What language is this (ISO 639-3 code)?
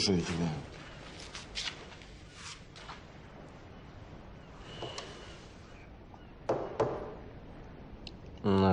rus